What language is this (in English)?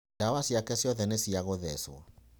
Kikuyu